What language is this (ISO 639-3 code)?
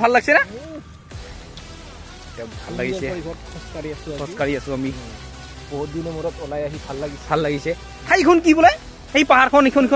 ind